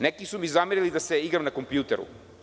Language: Serbian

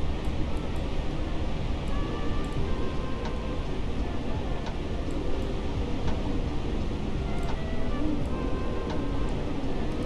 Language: Indonesian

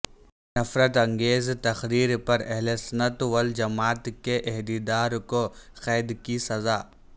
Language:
Urdu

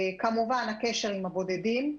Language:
Hebrew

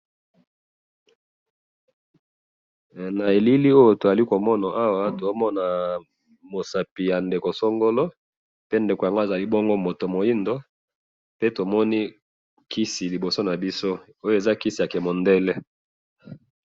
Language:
Lingala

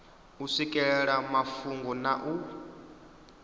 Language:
Venda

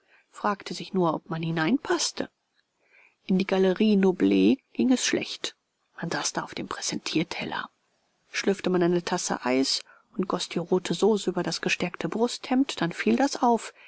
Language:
German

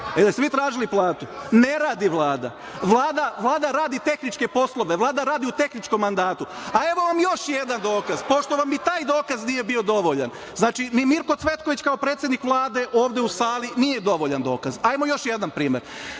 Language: Serbian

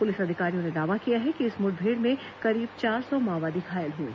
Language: Hindi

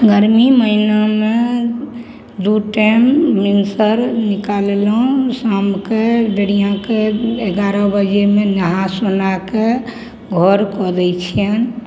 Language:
Maithili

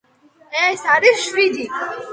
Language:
Georgian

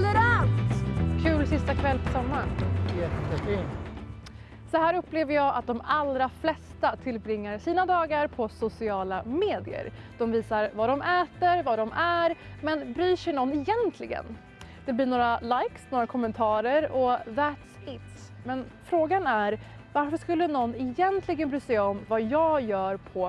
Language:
Swedish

